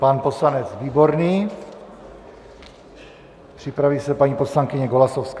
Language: Czech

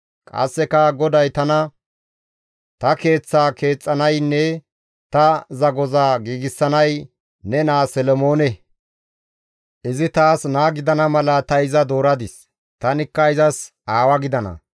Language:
Gamo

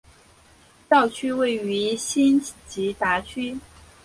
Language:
Chinese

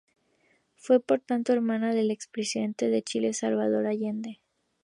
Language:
Spanish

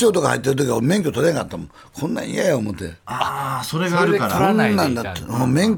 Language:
Japanese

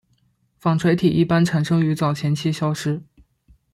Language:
Chinese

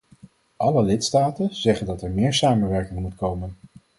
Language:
Dutch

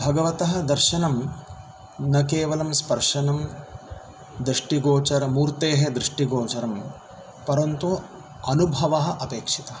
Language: Sanskrit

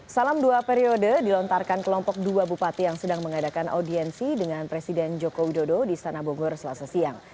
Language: Indonesian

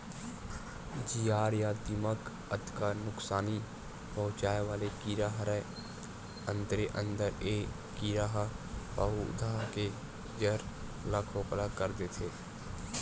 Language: Chhattisgarhi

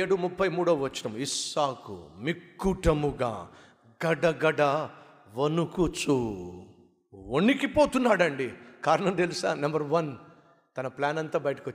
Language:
Telugu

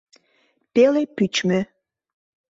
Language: Mari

